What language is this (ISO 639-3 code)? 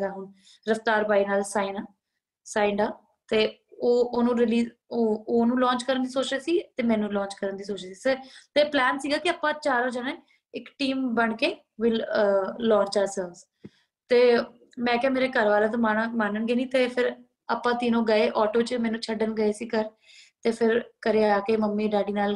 pan